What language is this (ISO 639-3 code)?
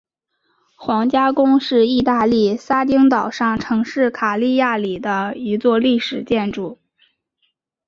zho